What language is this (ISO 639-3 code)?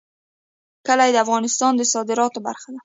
pus